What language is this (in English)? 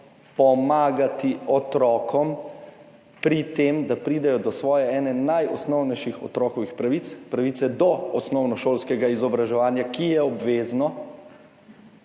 Slovenian